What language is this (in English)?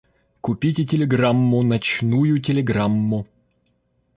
Russian